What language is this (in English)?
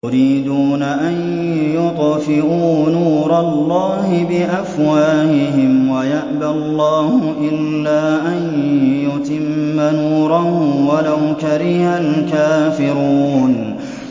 Arabic